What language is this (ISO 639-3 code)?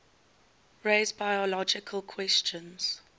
eng